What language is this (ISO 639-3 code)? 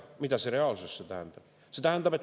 est